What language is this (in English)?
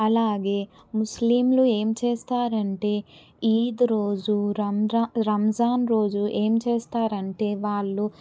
Telugu